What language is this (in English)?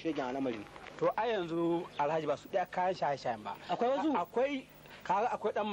Arabic